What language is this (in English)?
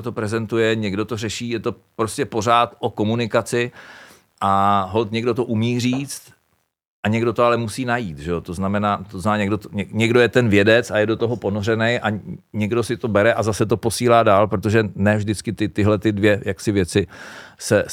Czech